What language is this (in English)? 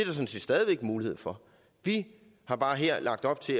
Danish